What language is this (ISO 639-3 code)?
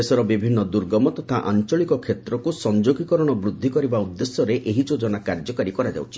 ori